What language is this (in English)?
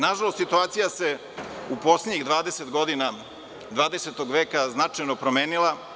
Serbian